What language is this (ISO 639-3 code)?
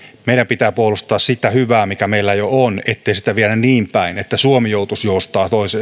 fin